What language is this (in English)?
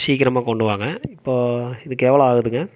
Tamil